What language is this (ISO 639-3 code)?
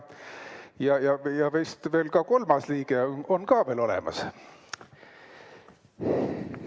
est